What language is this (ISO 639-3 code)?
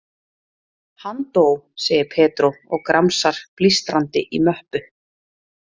isl